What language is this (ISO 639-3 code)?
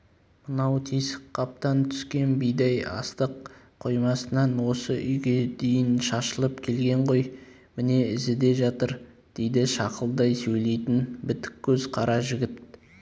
kaz